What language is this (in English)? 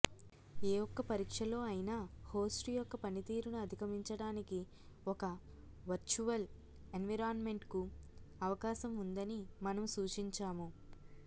Telugu